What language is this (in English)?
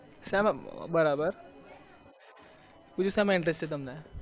Gujarati